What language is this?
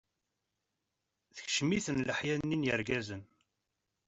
Kabyle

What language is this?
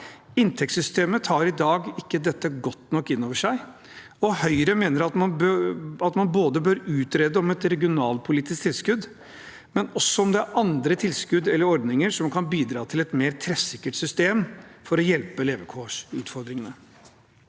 Norwegian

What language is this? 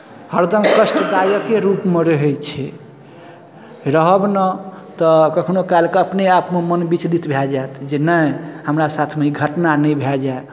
Maithili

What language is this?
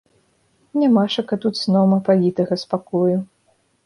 Belarusian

